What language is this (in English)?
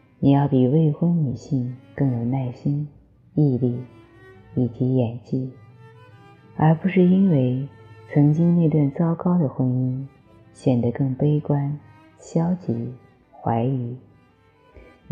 Chinese